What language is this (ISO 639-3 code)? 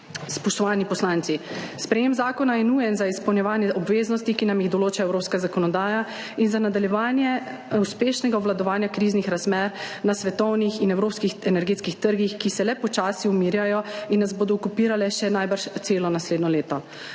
slv